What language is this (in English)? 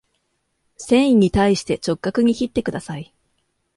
Japanese